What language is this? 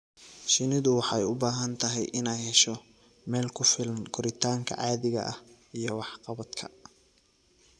Somali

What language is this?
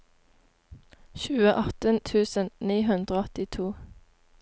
Norwegian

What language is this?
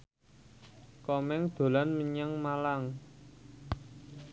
Javanese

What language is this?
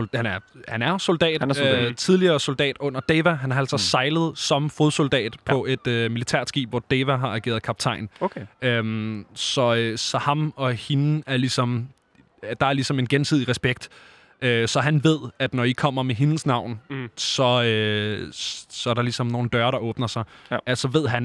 Danish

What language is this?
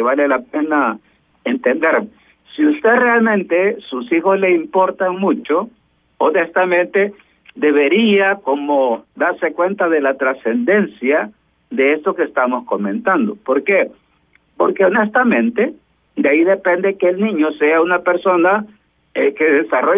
Spanish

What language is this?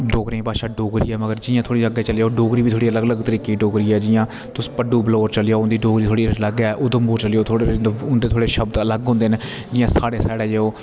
Dogri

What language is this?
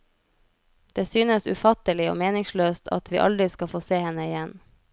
Norwegian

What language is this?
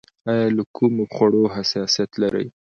Pashto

